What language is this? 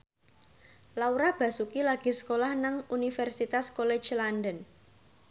Javanese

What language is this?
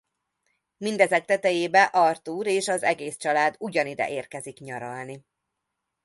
Hungarian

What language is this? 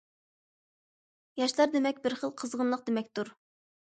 Uyghur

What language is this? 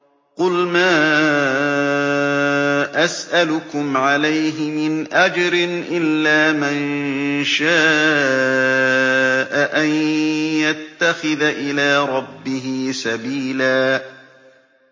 Arabic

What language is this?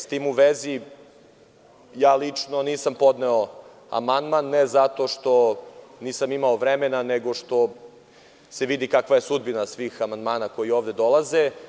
Serbian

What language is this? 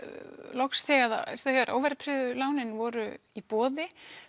Icelandic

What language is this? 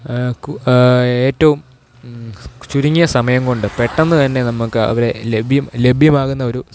Malayalam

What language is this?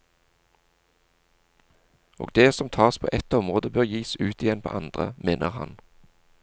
Norwegian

